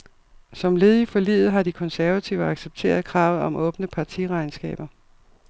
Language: Danish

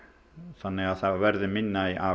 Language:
Icelandic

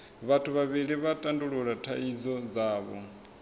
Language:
Venda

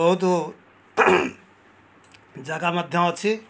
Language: Odia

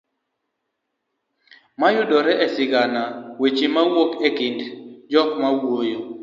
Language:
Luo (Kenya and Tanzania)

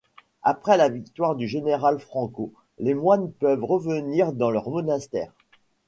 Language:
French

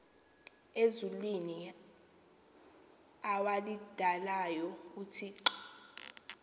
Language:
Xhosa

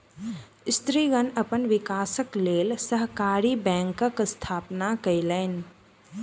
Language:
Maithili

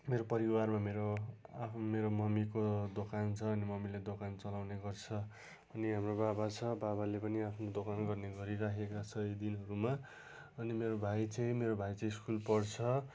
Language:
Nepali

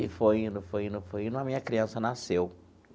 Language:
Portuguese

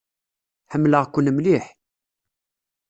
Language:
Kabyle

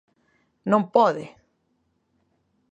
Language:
Galician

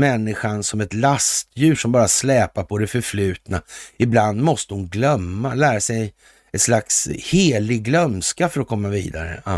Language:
Swedish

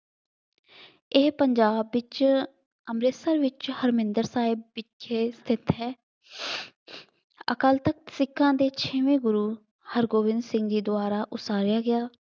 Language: Punjabi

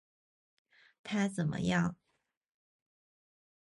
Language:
Chinese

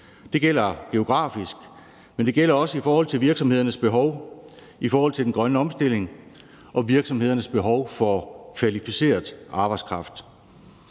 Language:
Danish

